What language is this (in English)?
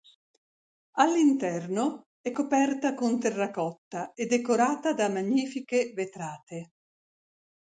Italian